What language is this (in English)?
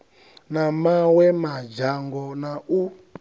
Venda